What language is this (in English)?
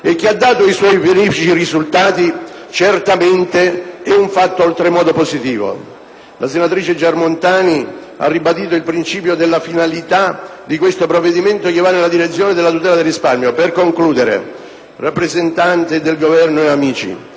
Italian